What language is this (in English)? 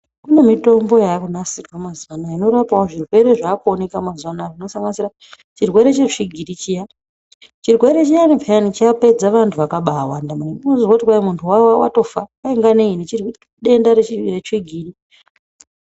Ndau